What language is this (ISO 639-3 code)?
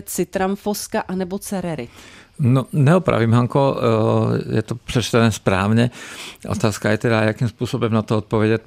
ces